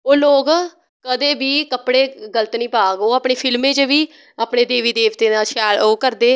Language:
Dogri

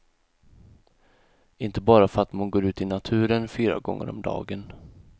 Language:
Swedish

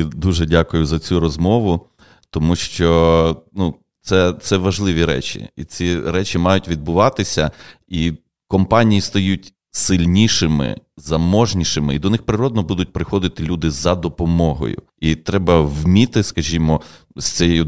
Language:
Ukrainian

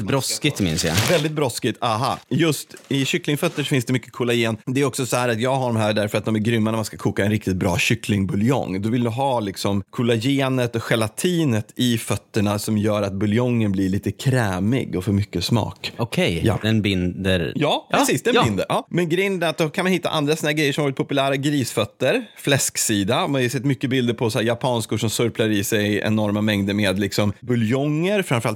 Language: Swedish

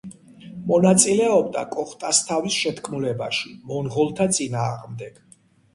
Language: Georgian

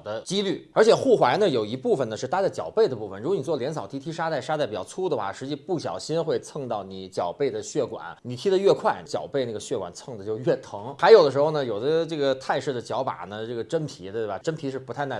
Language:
Chinese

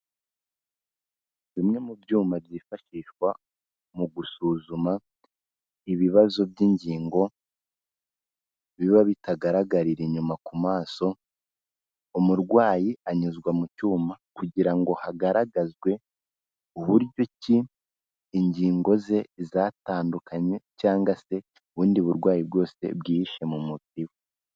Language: Kinyarwanda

